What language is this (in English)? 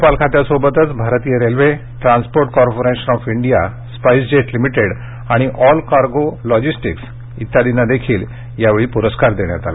Marathi